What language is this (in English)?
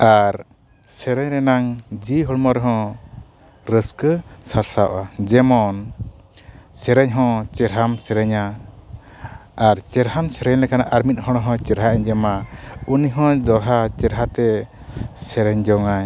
Santali